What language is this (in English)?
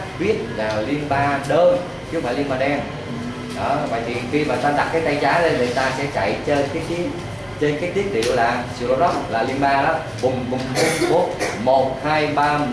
Vietnamese